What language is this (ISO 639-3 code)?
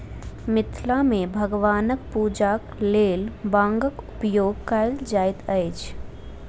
mai